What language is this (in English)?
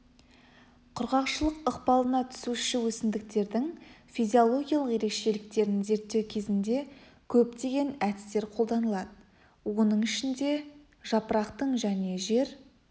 Kazakh